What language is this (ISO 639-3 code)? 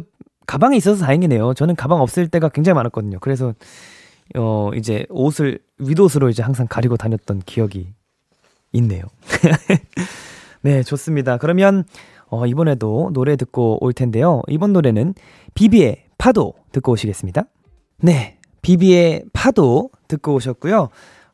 kor